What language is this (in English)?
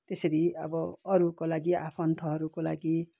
Nepali